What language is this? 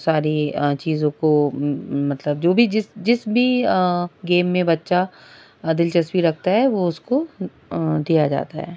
Urdu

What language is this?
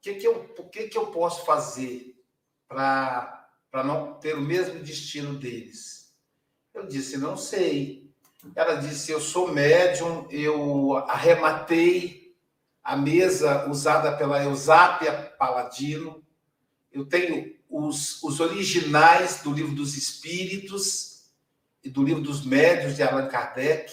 Portuguese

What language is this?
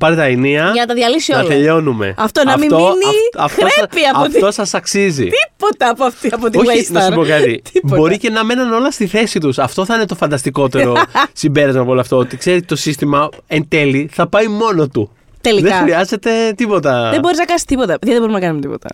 Greek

